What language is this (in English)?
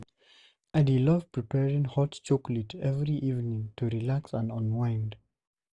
Nigerian Pidgin